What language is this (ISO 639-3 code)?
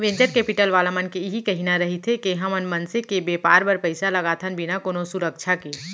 hne